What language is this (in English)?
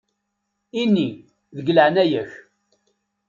Kabyle